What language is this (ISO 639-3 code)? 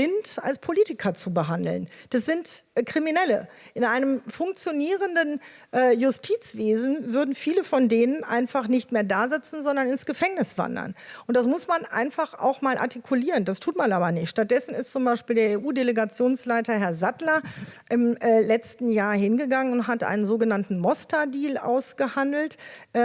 deu